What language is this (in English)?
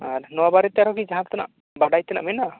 Santali